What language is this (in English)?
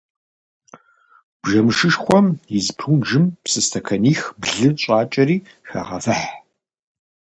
Kabardian